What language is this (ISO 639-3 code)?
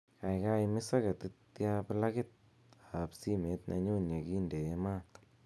kln